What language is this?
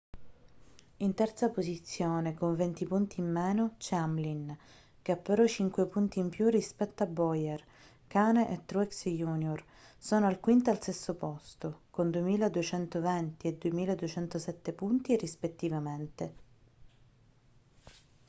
Italian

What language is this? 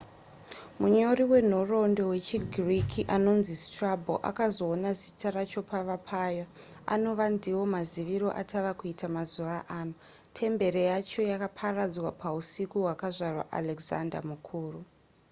Shona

